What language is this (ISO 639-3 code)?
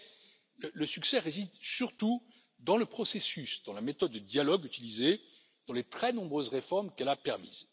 fra